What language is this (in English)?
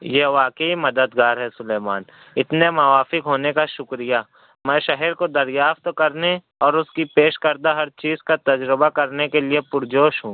Urdu